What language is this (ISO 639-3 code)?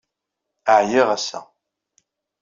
kab